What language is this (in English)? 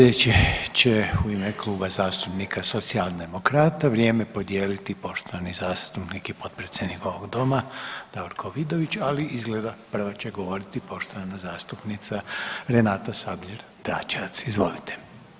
Croatian